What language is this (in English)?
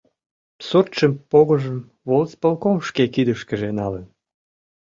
Mari